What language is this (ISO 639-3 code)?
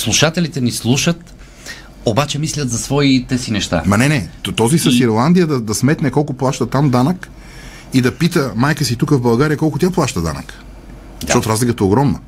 bul